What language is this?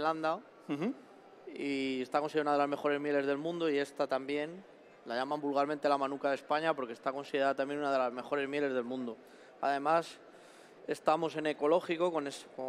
Spanish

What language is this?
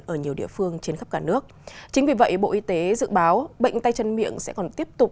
Vietnamese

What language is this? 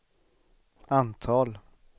Swedish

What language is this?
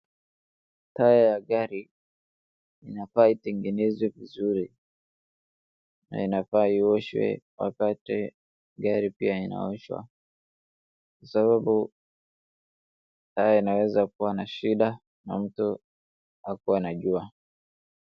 Swahili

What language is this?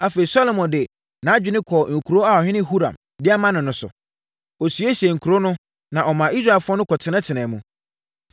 Akan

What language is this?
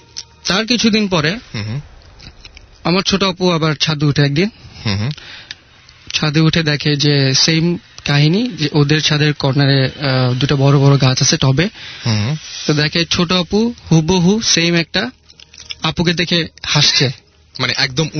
Bangla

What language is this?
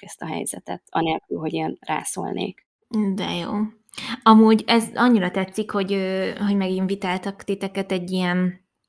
Hungarian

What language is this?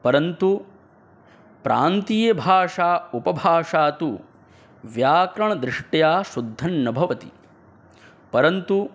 Sanskrit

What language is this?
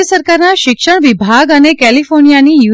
Gujarati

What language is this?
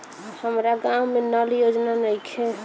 Bhojpuri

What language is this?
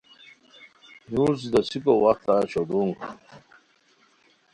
Khowar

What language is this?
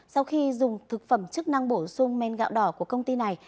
Vietnamese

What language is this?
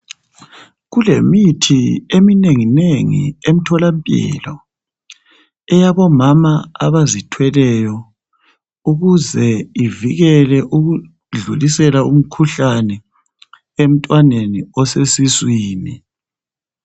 North Ndebele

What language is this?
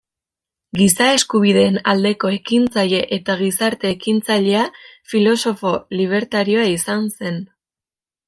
Basque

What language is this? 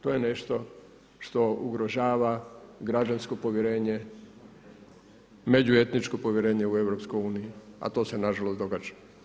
Croatian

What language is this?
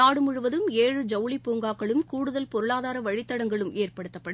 Tamil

